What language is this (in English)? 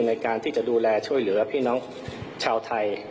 Thai